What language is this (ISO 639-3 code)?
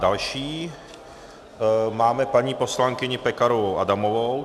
ces